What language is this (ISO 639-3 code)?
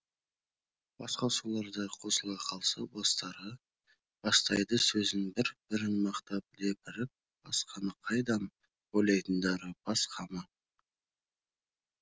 kaz